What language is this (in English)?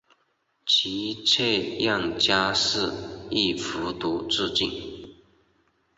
Chinese